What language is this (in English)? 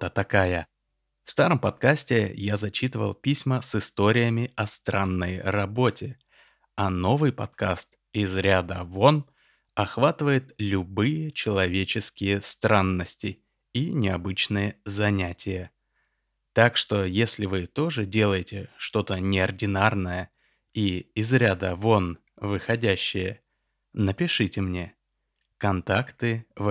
Russian